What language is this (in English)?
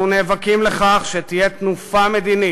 Hebrew